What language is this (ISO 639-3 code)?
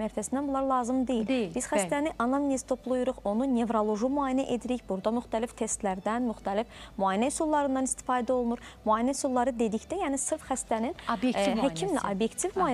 tur